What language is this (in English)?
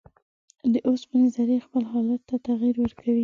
Pashto